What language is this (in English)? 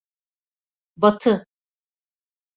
Turkish